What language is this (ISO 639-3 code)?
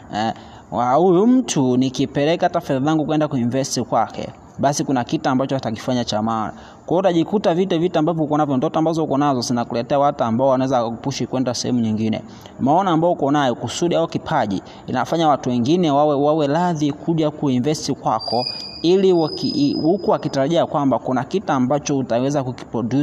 swa